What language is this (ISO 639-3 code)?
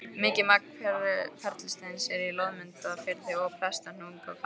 isl